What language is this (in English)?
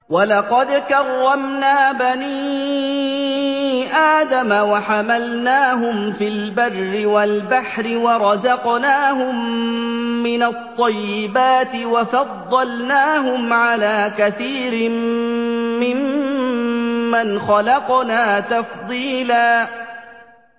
Arabic